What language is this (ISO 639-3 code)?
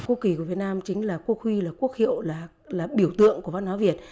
vie